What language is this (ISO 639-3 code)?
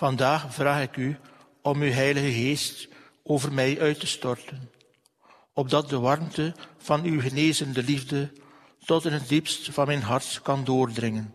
nld